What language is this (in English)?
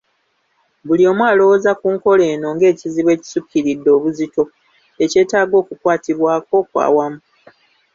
Ganda